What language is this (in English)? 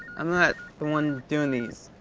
English